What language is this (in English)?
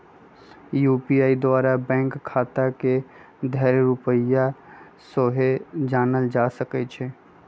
Magahi